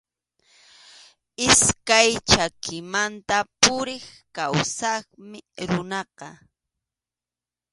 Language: Arequipa-La Unión Quechua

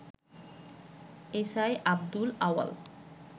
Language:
Bangla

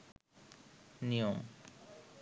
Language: Bangla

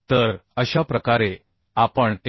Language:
Marathi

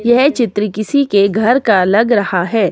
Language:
Hindi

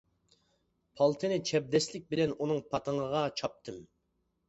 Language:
Uyghur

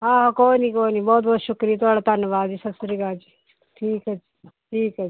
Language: Punjabi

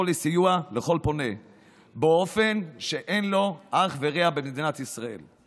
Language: Hebrew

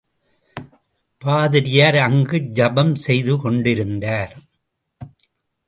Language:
Tamil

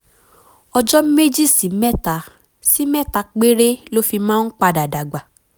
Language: Yoruba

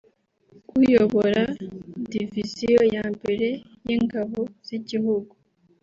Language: Kinyarwanda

